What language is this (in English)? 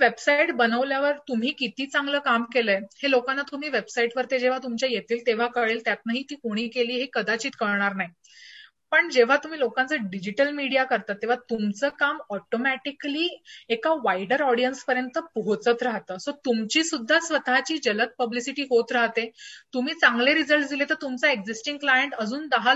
Marathi